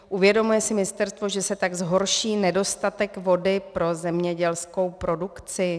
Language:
Czech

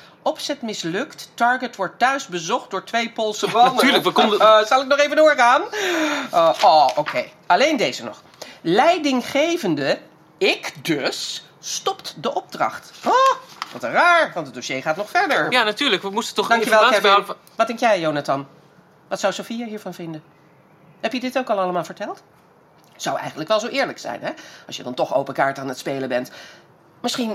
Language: Dutch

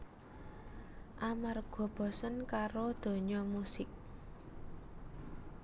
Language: Javanese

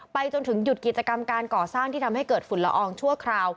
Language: Thai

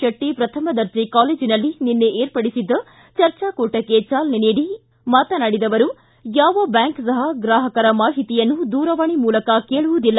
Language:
Kannada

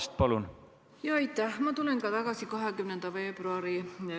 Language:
Estonian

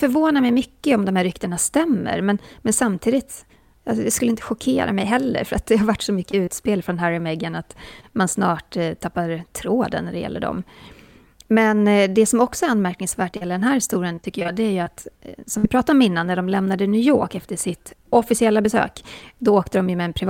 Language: Swedish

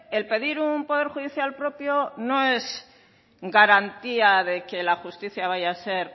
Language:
Spanish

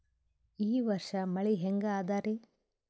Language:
Kannada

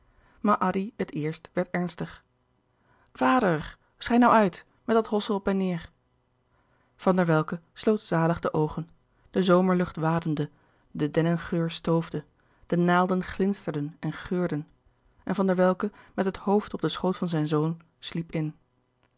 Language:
Dutch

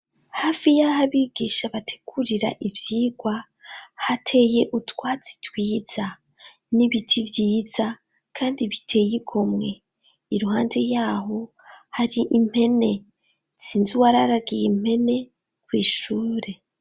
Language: Rundi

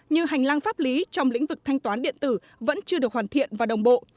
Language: Vietnamese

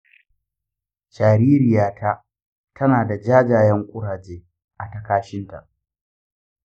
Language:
Hausa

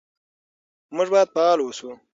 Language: Pashto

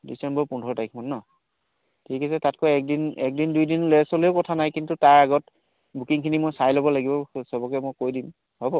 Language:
Assamese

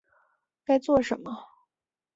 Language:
Chinese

